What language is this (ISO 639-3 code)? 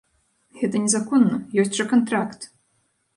bel